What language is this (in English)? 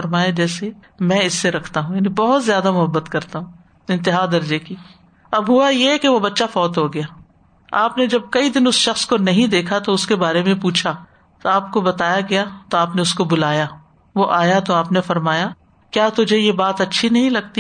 Urdu